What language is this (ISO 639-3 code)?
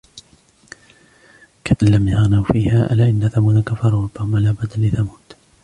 ara